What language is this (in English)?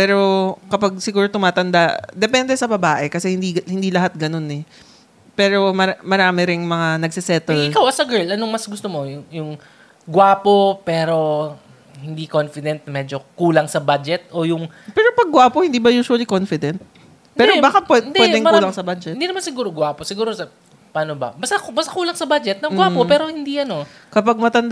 Filipino